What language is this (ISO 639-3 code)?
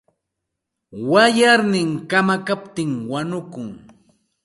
qxt